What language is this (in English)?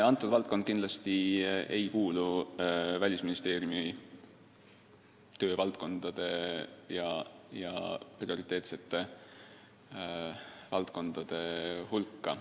Estonian